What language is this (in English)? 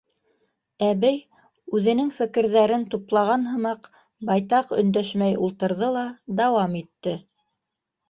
Bashkir